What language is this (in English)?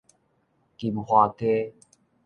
Min Nan Chinese